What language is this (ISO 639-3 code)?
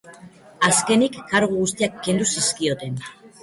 eus